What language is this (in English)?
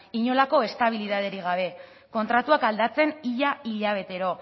Basque